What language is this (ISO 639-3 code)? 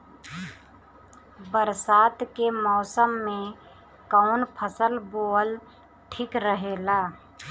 bho